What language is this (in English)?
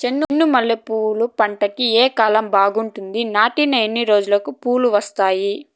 Telugu